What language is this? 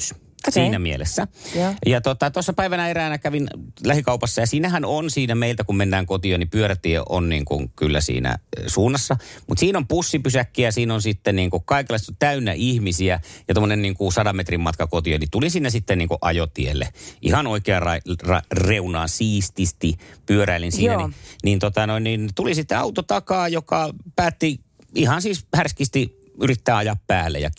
Finnish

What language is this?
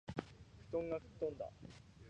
Japanese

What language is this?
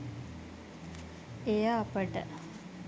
Sinhala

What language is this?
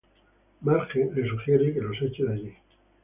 Spanish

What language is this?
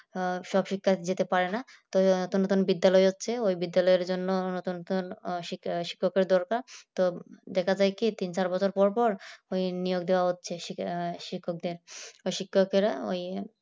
Bangla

